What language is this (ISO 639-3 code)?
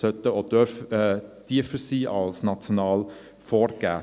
gsw